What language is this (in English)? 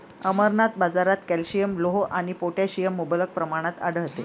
Marathi